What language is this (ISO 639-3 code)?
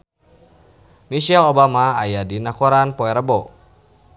sun